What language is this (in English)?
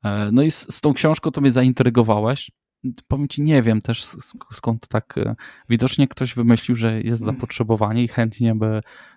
Polish